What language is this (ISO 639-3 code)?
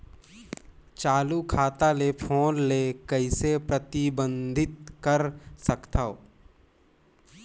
hne